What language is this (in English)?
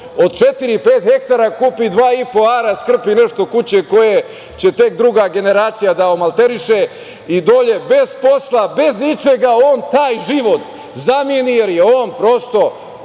Serbian